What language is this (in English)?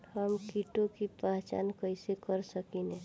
Bhojpuri